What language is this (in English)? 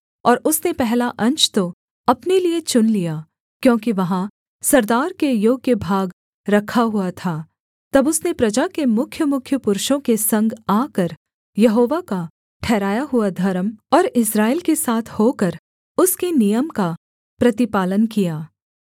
Hindi